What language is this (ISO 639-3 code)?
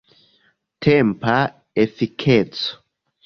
epo